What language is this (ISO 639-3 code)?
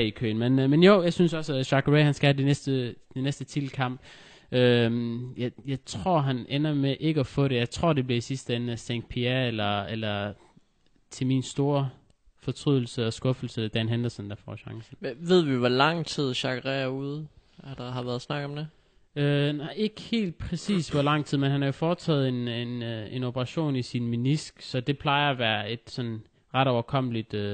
dan